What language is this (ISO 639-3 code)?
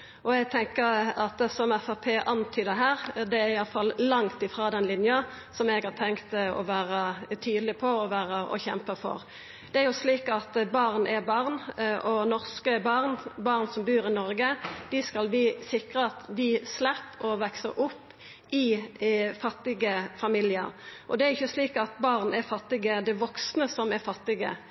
nno